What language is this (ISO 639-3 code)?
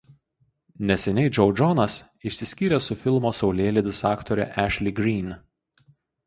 lit